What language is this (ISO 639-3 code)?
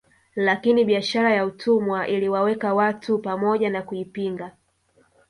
swa